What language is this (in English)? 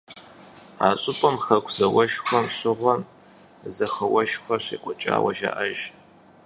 Kabardian